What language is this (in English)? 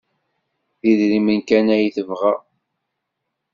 Kabyle